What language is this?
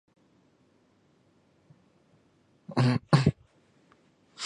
Chinese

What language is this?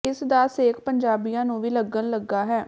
Punjabi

